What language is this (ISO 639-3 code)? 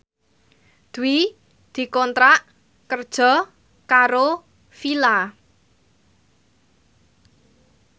jav